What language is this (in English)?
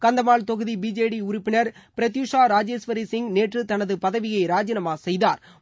Tamil